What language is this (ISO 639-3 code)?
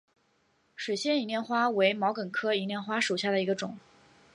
zho